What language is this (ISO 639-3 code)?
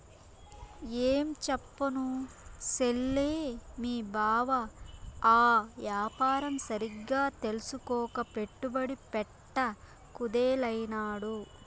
tel